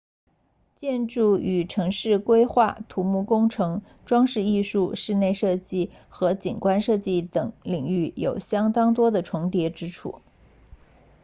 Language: Chinese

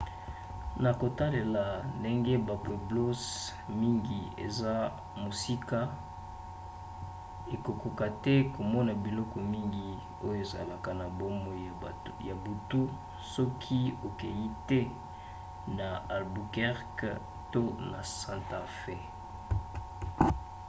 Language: Lingala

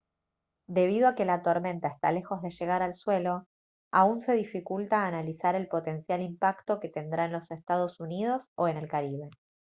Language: Spanish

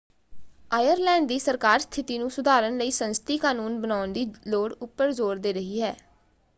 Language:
Punjabi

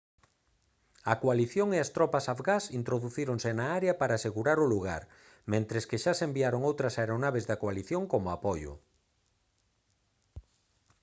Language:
Galician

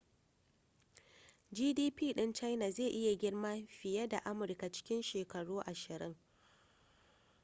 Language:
Hausa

